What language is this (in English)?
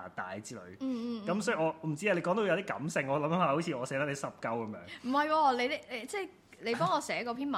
Chinese